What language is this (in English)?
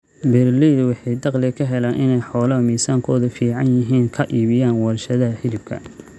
Somali